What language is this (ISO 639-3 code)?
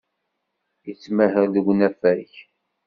kab